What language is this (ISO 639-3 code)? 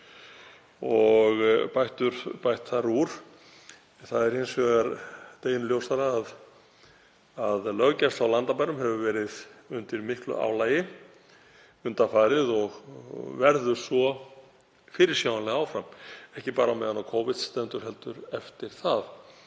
isl